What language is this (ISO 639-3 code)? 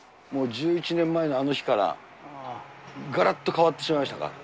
jpn